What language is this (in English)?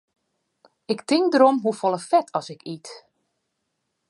Western Frisian